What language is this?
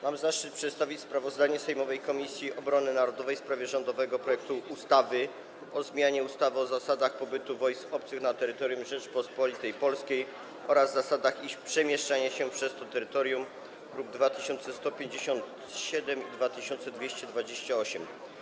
Polish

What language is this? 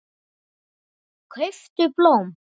Icelandic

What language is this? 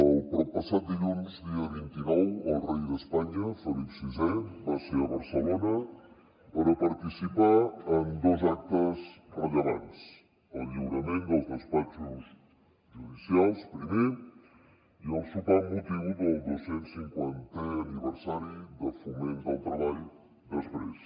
Catalan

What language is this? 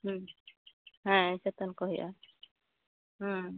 Santali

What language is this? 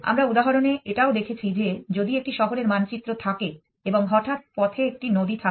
Bangla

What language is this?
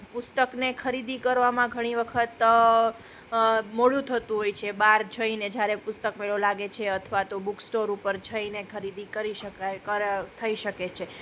Gujarati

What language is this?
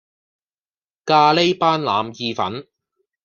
Cantonese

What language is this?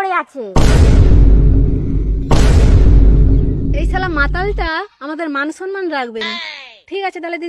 Bangla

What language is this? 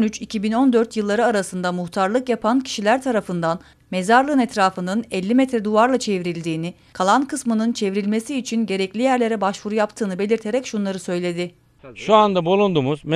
Turkish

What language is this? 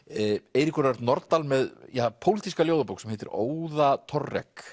Icelandic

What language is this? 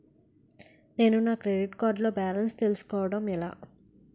Telugu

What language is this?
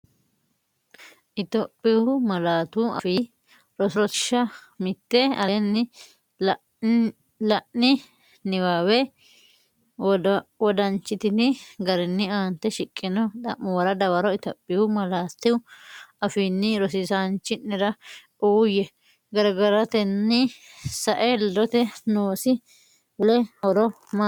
Sidamo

